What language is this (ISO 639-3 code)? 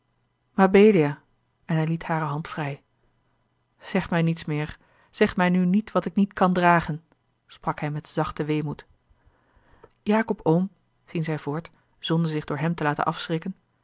nld